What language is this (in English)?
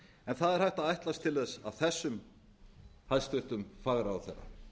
Icelandic